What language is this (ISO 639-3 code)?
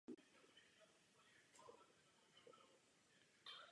ces